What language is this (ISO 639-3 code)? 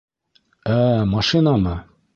bak